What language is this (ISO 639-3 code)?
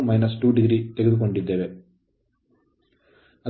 kan